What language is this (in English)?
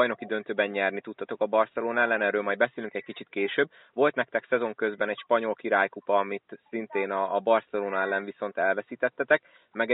Hungarian